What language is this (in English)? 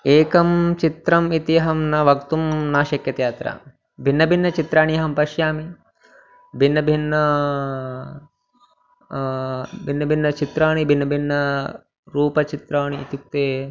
Sanskrit